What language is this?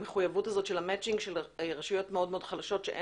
Hebrew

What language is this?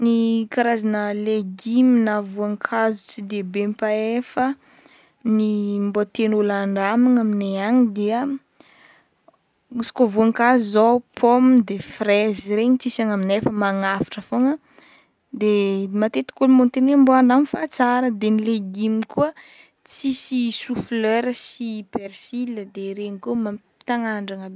Northern Betsimisaraka Malagasy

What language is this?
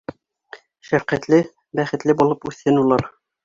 Bashkir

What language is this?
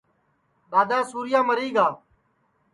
Sansi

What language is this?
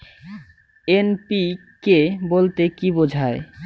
Bangla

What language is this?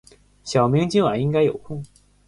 Chinese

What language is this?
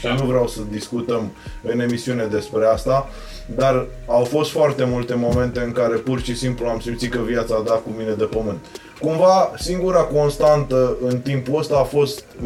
Romanian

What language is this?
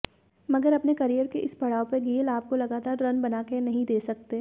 Hindi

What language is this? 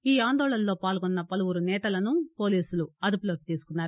Telugu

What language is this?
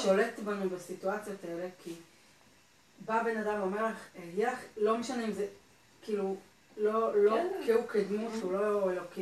Hebrew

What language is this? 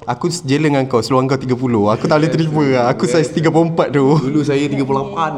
Malay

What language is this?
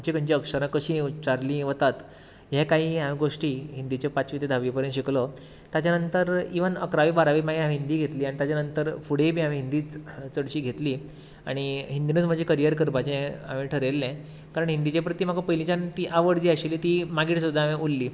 Konkani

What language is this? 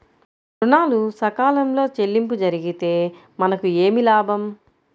Telugu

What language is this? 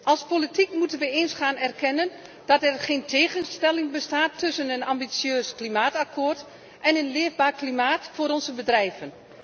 Dutch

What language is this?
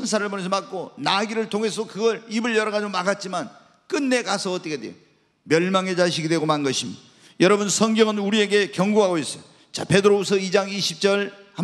Korean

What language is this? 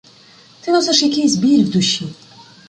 Ukrainian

